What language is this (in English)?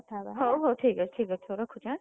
Odia